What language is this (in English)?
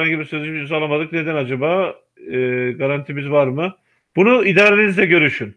Turkish